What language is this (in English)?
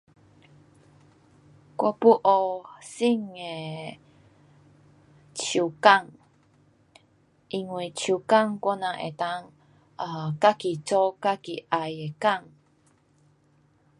Pu-Xian Chinese